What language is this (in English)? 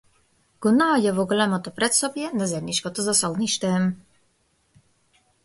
Macedonian